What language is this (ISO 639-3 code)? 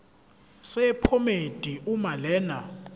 zul